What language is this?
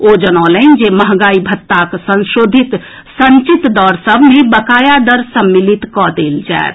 Maithili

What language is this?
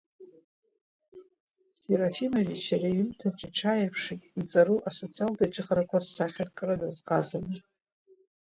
Abkhazian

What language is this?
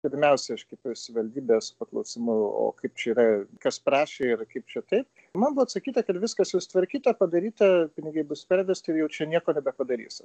Lithuanian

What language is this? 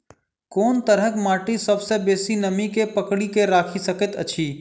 Maithili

